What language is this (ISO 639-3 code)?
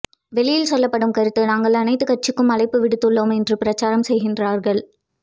tam